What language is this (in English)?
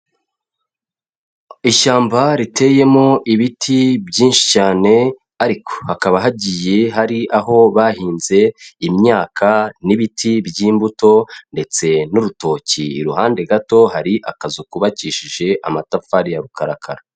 Kinyarwanda